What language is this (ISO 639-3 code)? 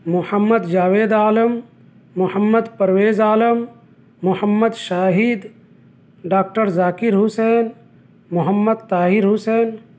urd